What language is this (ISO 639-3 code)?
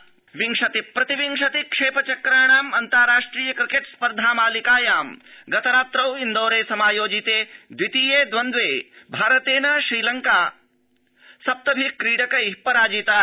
san